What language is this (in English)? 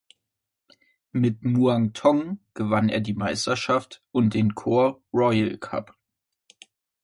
German